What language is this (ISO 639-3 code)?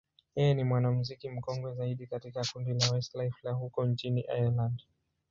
swa